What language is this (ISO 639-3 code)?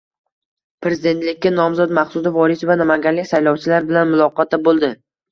uzb